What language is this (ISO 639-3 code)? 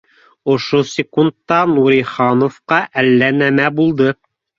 bak